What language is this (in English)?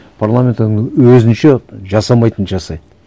Kazakh